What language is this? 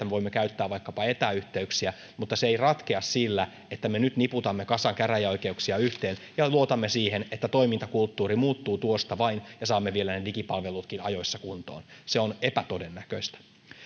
Finnish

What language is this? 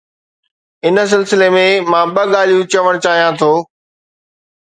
Sindhi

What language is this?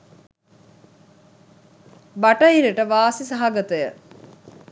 Sinhala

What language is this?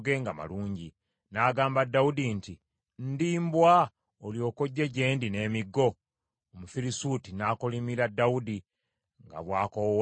Ganda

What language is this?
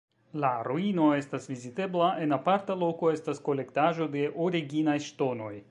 Esperanto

